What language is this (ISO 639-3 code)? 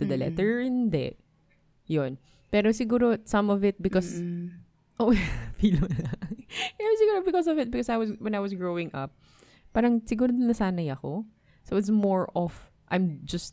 fil